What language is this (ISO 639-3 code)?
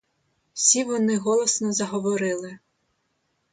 ukr